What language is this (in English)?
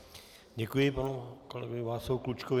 Czech